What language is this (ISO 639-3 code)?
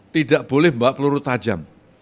ind